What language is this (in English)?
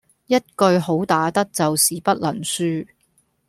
Cantonese